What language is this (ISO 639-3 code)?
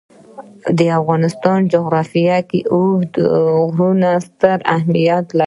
pus